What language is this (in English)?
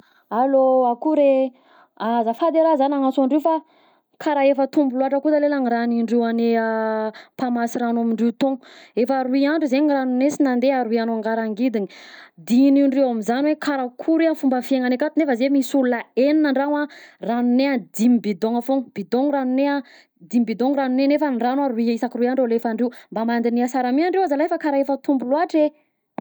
Southern Betsimisaraka Malagasy